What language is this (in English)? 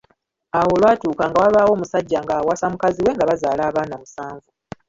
Ganda